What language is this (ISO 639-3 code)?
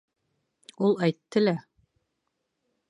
bak